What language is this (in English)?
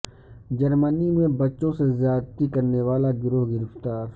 Urdu